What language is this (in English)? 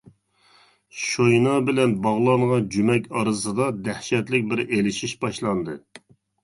Uyghur